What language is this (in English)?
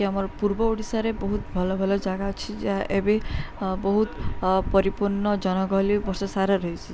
Odia